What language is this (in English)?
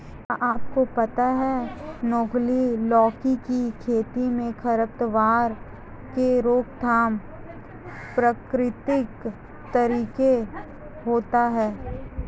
Hindi